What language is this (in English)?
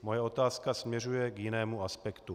Czech